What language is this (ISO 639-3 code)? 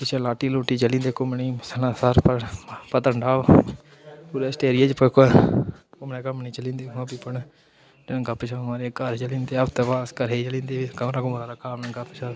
doi